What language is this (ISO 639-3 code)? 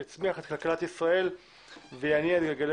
heb